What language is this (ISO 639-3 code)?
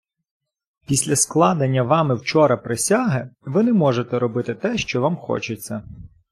ukr